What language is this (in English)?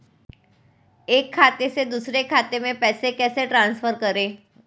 Hindi